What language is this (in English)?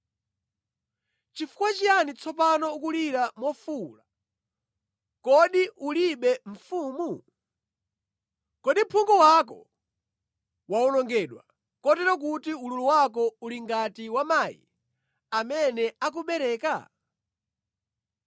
Nyanja